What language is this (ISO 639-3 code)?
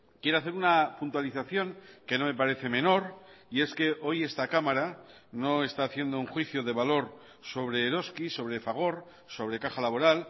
spa